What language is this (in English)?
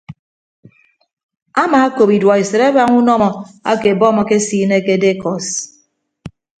Ibibio